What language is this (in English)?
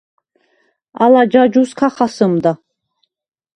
Svan